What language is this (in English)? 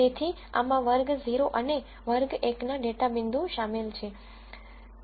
Gujarati